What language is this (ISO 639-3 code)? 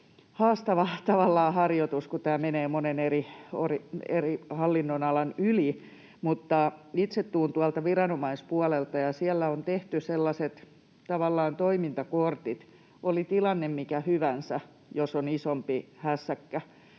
fin